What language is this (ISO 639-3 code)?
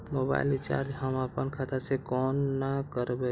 mai